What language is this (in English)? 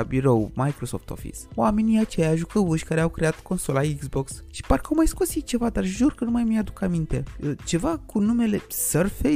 Romanian